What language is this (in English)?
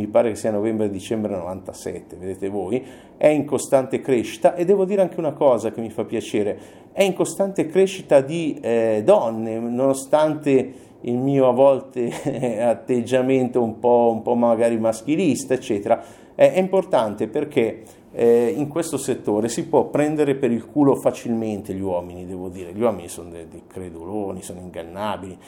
Italian